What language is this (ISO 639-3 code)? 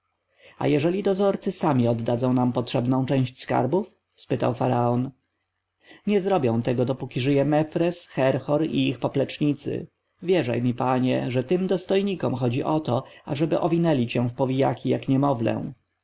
pol